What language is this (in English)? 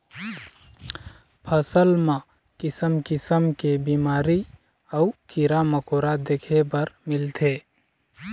Chhattisgarhi